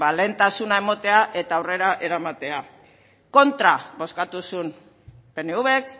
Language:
Basque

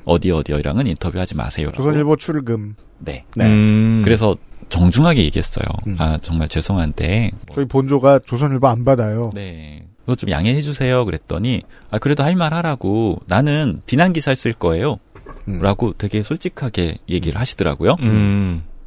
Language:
Korean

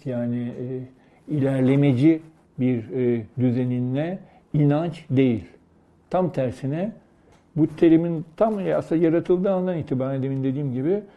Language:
Turkish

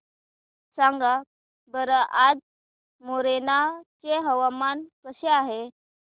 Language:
Marathi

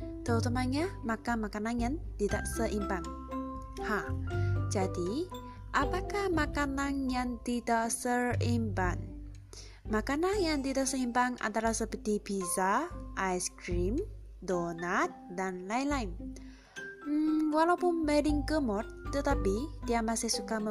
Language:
Malay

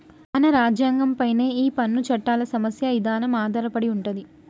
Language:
Telugu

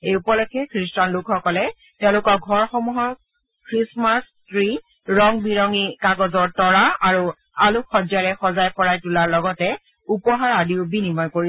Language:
Assamese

